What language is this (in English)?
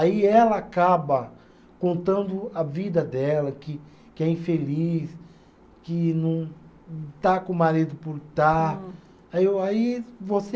Portuguese